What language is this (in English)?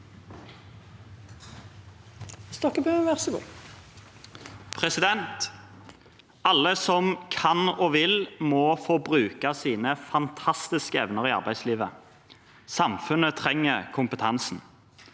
Norwegian